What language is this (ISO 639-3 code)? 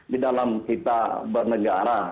ind